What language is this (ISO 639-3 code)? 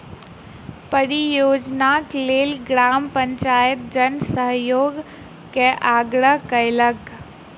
mai